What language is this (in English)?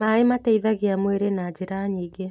Kikuyu